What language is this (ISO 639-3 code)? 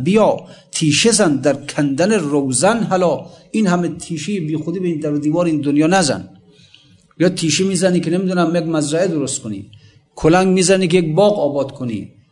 fas